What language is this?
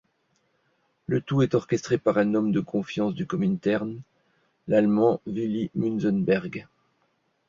French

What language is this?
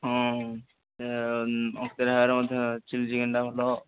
Odia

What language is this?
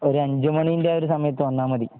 Malayalam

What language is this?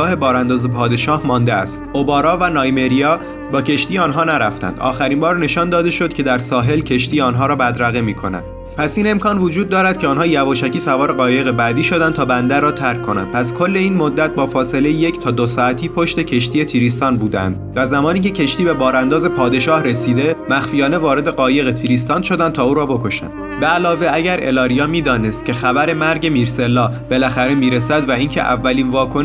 Persian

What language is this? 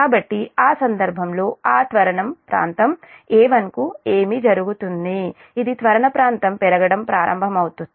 Telugu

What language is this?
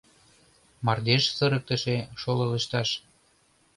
Mari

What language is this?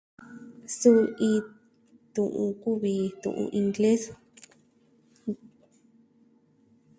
Southwestern Tlaxiaco Mixtec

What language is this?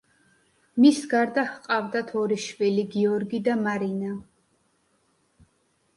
Georgian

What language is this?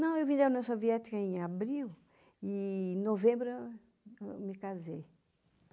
Portuguese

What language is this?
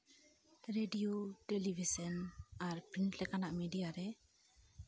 Santali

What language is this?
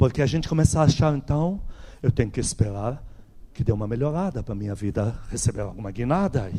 Portuguese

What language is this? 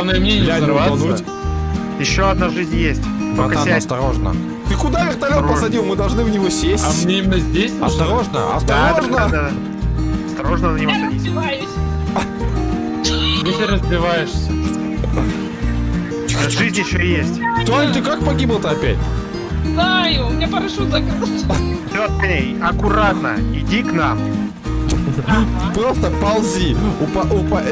Russian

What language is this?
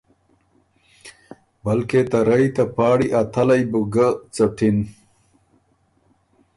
Ormuri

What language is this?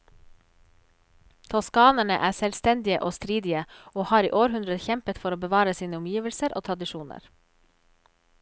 Norwegian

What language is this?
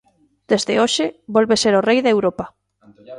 Galician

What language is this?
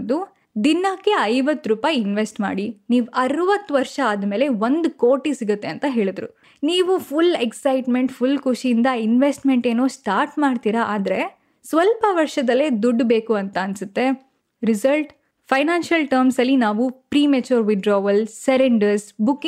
Kannada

